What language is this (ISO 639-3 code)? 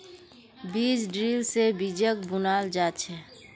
mag